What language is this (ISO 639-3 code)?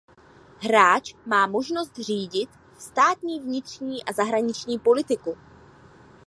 ces